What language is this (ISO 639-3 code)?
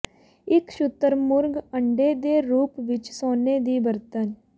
pan